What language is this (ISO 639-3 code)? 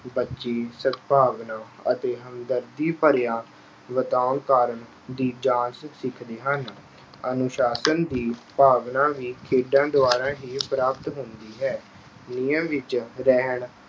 pan